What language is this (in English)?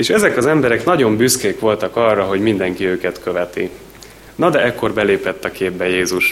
Hungarian